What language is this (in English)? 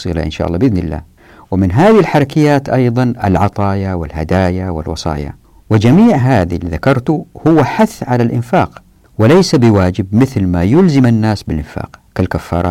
Arabic